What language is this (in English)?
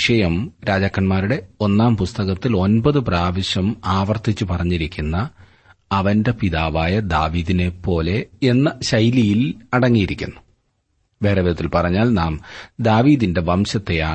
Malayalam